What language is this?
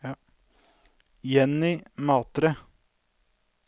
Norwegian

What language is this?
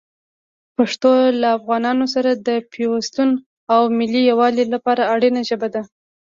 Pashto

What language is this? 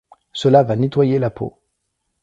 French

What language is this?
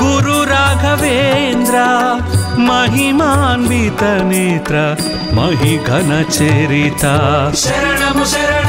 Romanian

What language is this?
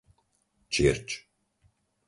Slovak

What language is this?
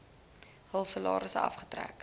Afrikaans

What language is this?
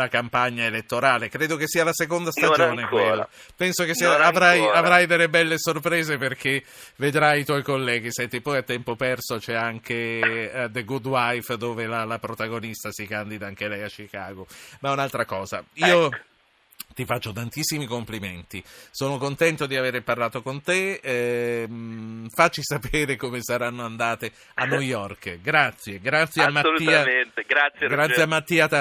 Italian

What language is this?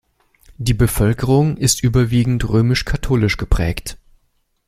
German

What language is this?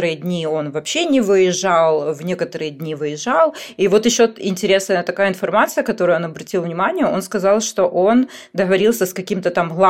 Russian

